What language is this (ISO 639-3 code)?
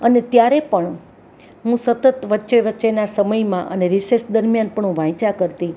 guj